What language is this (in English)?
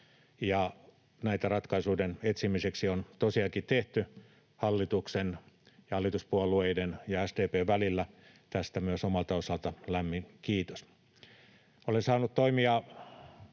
Finnish